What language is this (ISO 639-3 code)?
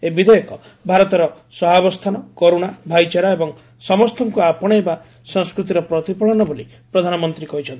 ori